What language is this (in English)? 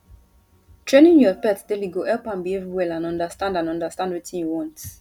Nigerian Pidgin